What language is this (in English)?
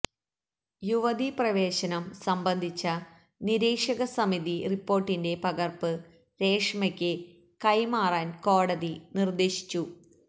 Malayalam